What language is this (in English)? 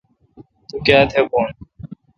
Kalkoti